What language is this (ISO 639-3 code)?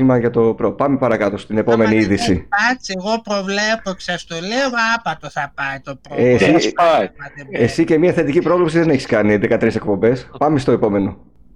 ell